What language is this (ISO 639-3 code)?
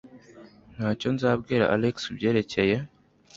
kin